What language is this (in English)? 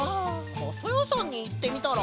Japanese